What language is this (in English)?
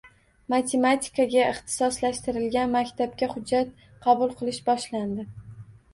Uzbek